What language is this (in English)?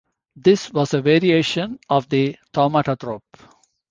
English